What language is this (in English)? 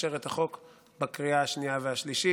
Hebrew